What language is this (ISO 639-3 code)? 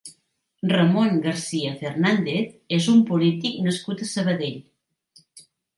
cat